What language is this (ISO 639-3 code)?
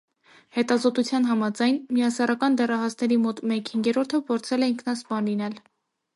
hye